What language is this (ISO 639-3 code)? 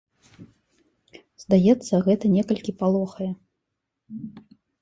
bel